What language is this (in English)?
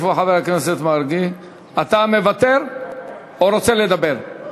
Hebrew